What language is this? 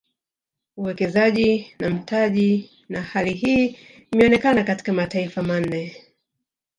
Swahili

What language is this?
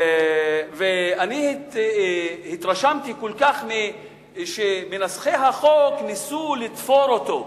Hebrew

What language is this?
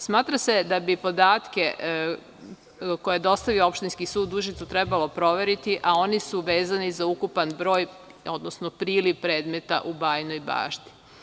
Serbian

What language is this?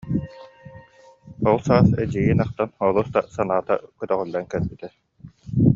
Yakut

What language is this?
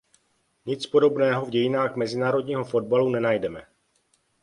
Czech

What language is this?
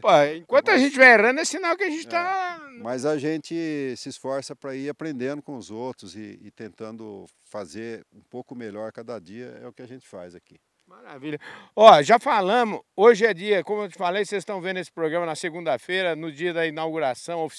Portuguese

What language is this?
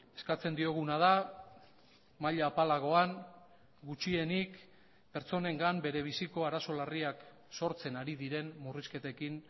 Basque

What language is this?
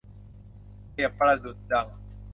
Thai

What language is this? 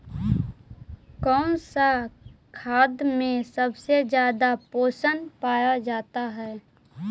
Magahi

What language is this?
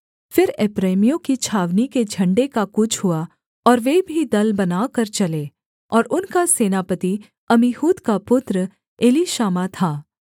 Hindi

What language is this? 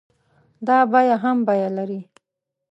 Pashto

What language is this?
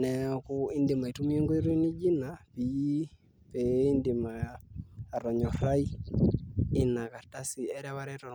Masai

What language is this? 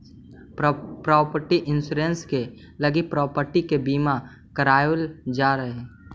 Magahi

